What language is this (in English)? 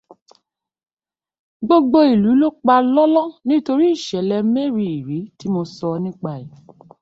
Yoruba